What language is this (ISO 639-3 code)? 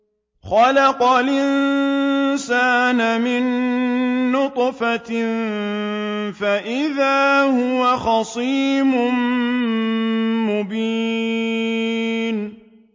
ara